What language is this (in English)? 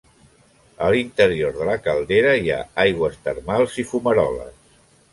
Catalan